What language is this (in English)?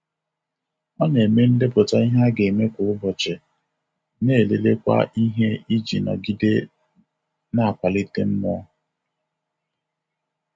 Igbo